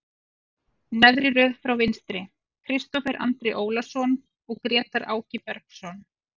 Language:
Icelandic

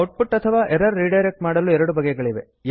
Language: Kannada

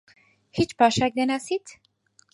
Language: Central Kurdish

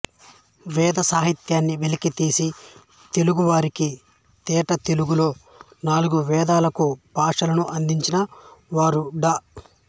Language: Telugu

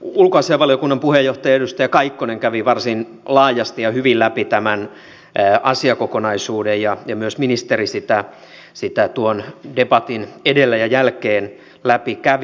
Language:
Finnish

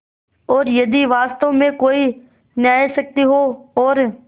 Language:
Hindi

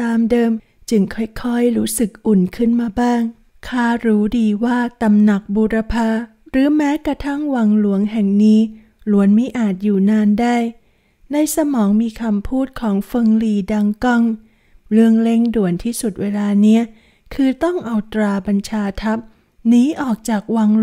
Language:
Thai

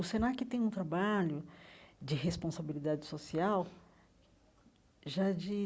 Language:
Portuguese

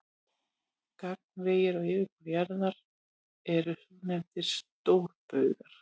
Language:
Icelandic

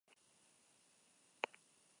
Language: Basque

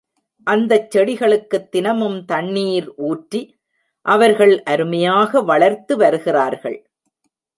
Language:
Tamil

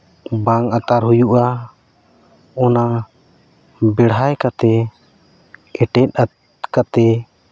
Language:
Santali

